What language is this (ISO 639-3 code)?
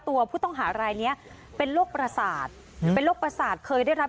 tha